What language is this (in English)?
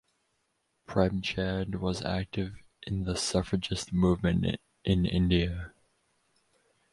English